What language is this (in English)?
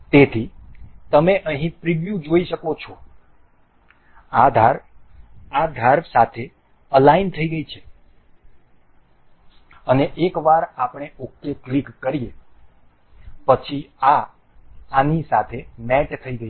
Gujarati